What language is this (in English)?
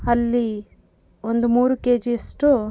Kannada